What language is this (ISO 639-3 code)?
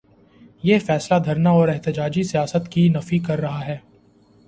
urd